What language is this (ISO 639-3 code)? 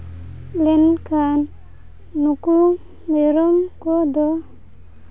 sat